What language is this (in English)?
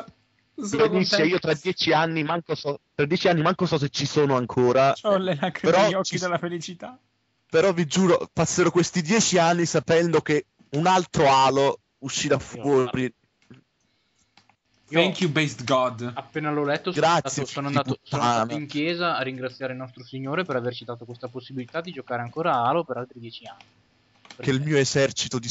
Italian